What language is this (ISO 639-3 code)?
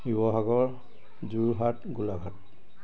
asm